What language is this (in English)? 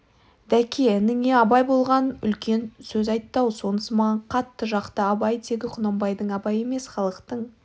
Kazakh